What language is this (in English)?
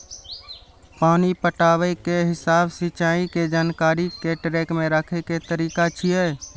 Maithili